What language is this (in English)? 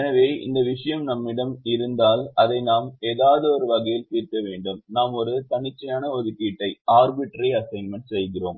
Tamil